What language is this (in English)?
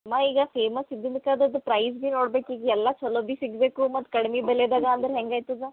Kannada